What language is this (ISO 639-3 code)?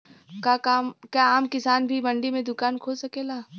bho